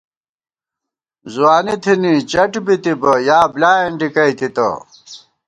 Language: Gawar-Bati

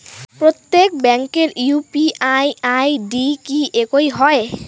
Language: Bangla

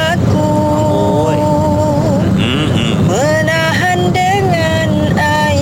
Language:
Malay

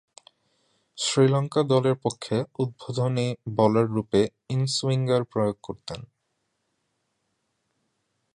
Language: Bangla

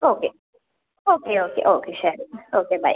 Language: Malayalam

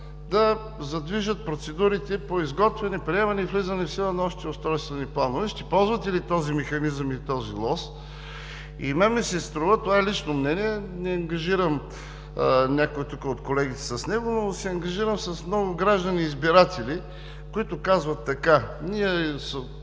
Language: Bulgarian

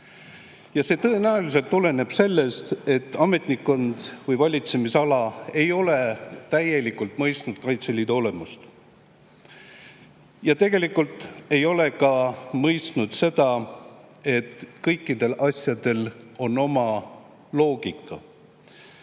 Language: Estonian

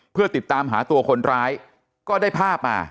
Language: Thai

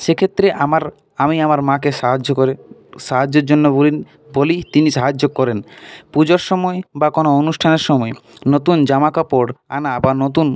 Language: Bangla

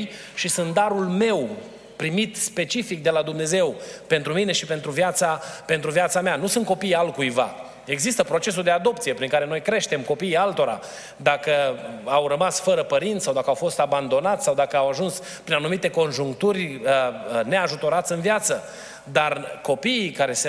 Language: Romanian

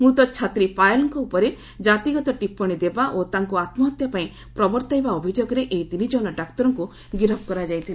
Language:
Odia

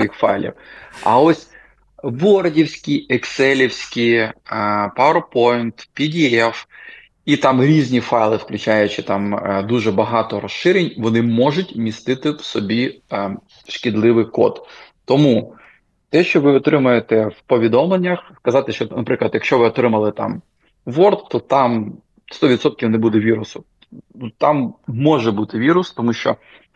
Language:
Ukrainian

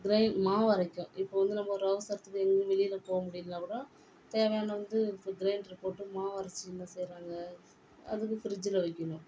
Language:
Tamil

